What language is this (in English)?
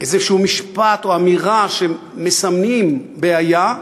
Hebrew